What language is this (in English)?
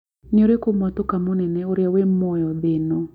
Kikuyu